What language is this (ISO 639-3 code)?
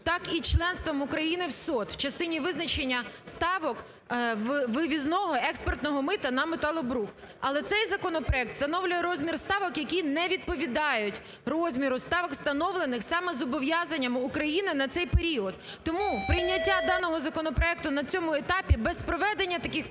ukr